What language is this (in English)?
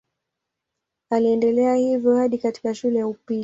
Swahili